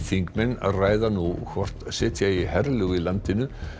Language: Icelandic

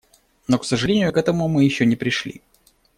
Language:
Russian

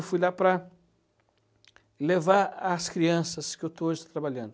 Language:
Portuguese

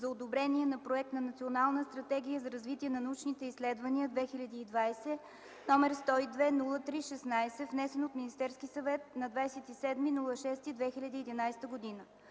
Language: Bulgarian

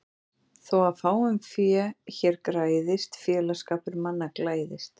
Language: Icelandic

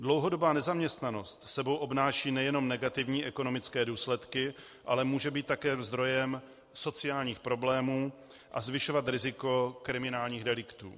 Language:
Czech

